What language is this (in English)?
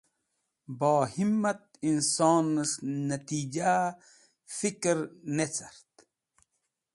Wakhi